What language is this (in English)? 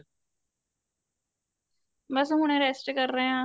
Punjabi